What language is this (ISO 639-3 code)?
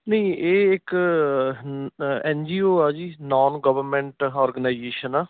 pan